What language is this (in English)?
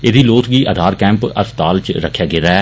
Dogri